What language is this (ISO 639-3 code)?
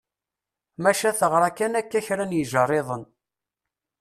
kab